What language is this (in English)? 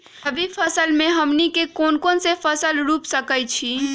Magahi